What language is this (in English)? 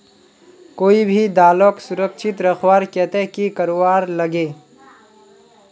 Magahi